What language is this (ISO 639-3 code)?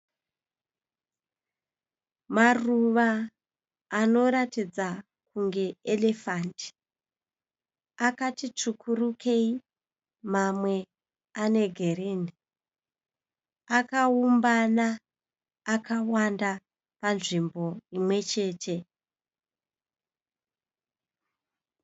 sna